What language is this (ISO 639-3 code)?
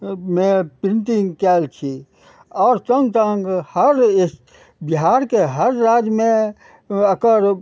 mai